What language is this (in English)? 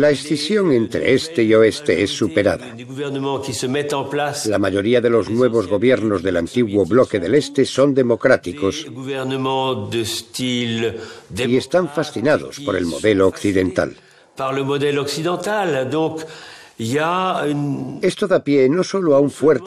Spanish